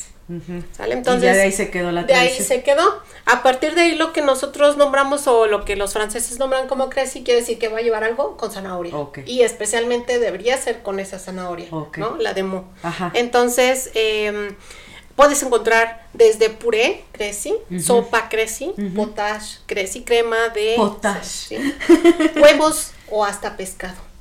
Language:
Spanish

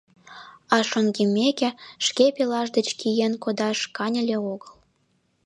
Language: Mari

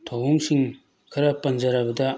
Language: Manipuri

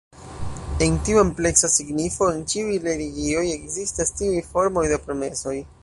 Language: Esperanto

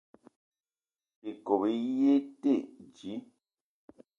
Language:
Eton (Cameroon)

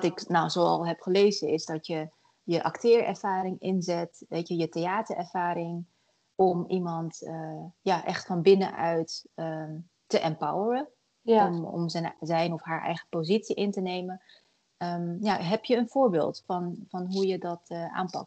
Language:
Dutch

